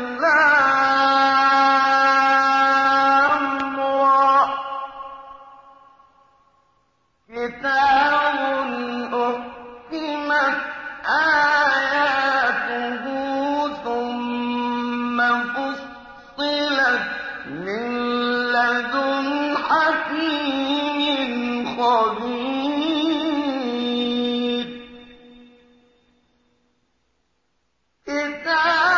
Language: Arabic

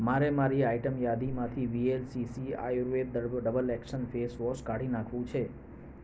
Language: Gujarati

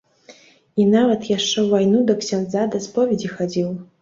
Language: Belarusian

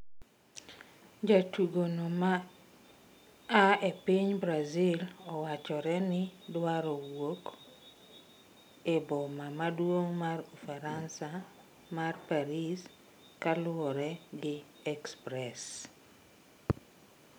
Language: Luo (Kenya and Tanzania)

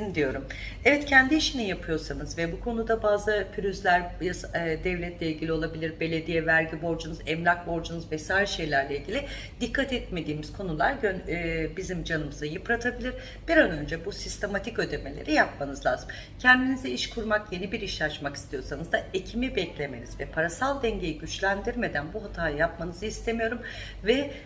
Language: Turkish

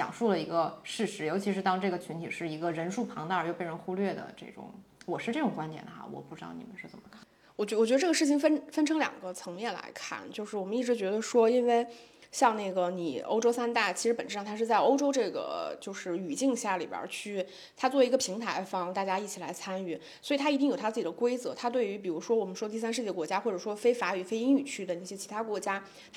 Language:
Chinese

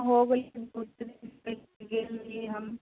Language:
Maithili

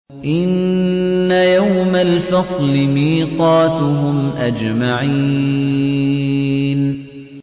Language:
Arabic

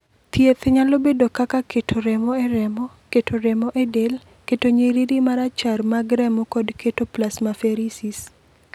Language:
Luo (Kenya and Tanzania)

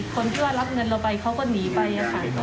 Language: Thai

